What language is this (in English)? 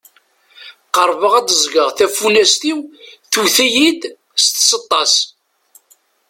Kabyle